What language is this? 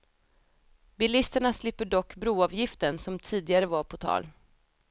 Swedish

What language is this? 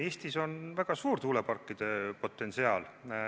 Estonian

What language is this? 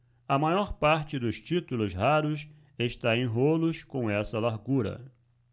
Portuguese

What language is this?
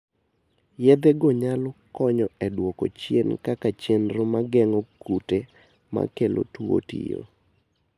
Luo (Kenya and Tanzania)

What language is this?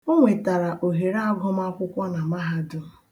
Igbo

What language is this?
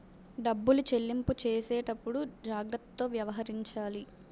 Telugu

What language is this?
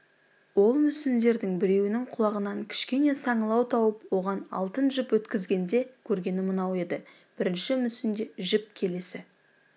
Kazakh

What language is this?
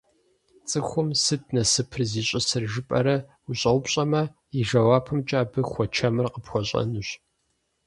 Kabardian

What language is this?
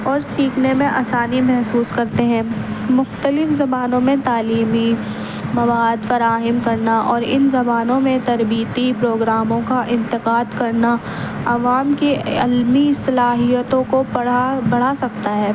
Urdu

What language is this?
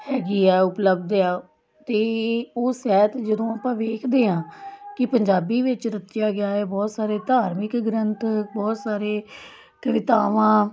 Punjabi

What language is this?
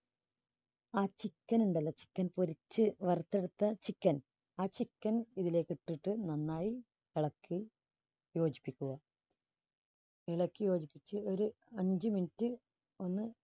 Malayalam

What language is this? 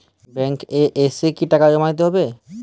Bangla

